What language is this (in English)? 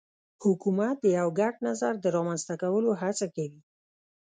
Pashto